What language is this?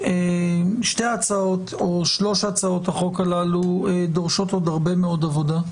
Hebrew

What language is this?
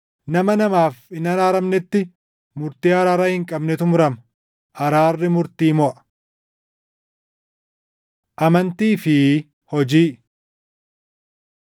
Oromo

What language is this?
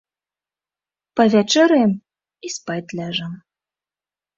Belarusian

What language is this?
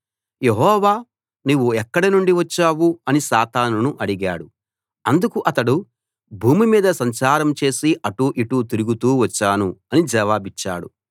Telugu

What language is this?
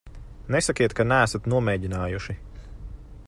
Latvian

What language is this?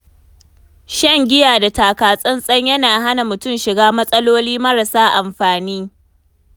Hausa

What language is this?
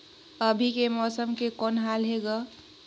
Chhattisgarhi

